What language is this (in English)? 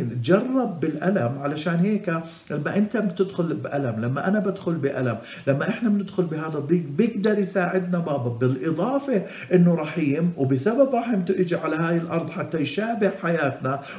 Arabic